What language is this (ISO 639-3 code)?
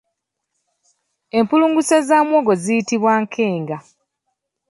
lug